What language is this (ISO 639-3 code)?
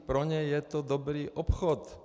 ces